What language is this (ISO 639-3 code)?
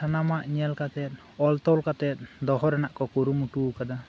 sat